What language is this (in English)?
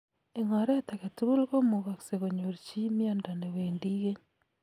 Kalenjin